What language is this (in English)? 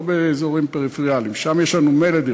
Hebrew